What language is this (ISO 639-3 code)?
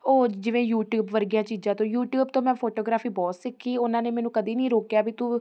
pan